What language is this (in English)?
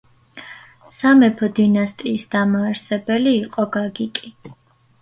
Georgian